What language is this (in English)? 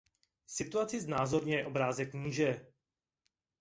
Czech